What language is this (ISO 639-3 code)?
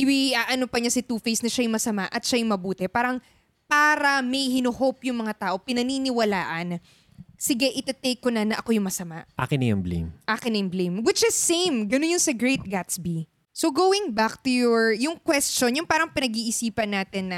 fil